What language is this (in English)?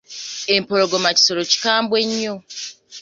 Ganda